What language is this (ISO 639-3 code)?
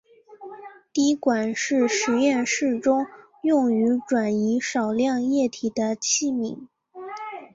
zho